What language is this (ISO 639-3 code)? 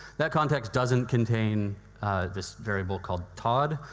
eng